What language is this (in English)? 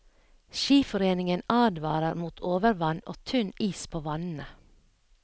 Norwegian